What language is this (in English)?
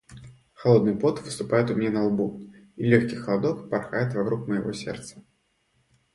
Russian